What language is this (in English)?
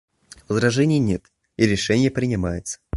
Russian